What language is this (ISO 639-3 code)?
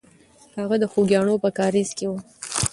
pus